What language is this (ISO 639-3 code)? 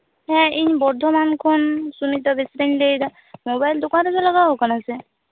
sat